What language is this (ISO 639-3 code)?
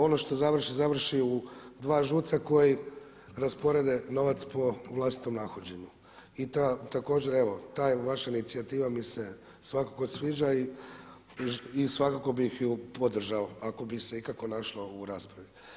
hrv